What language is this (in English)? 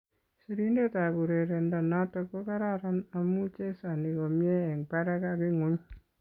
Kalenjin